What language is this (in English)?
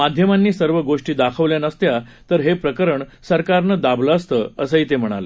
Marathi